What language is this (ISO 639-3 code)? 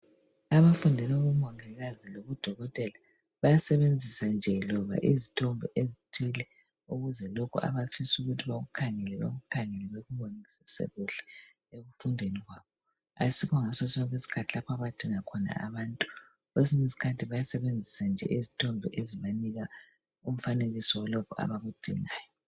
nde